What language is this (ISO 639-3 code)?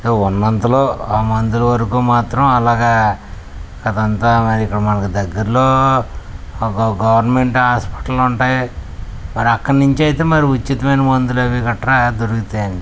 tel